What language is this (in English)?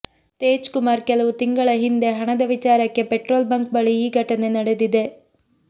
Kannada